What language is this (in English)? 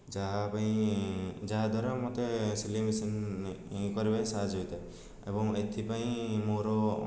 Odia